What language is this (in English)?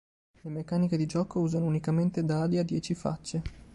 Italian